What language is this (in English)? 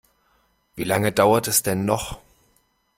German